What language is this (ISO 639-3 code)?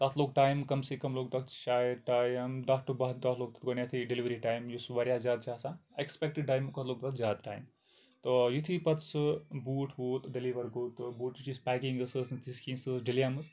kas